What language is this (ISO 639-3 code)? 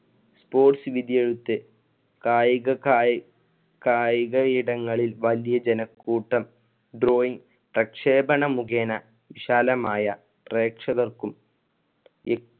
mal